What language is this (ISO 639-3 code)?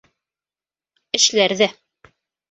bak